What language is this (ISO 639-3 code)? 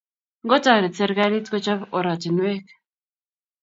kln